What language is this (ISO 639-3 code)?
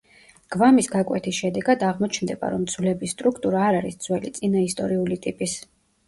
kat